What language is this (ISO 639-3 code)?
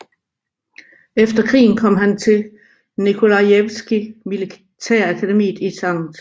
dan